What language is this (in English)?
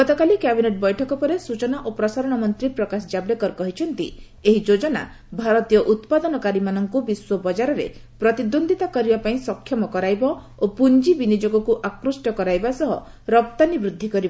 Odia